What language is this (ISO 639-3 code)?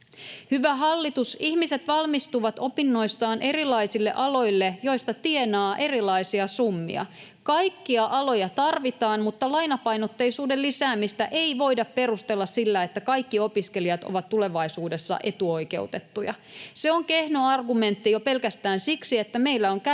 fin